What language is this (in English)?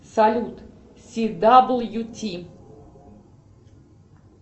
Russian